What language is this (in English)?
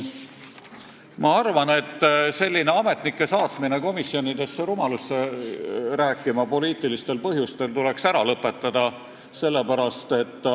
Estonian